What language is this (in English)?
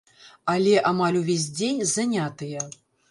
Belarusian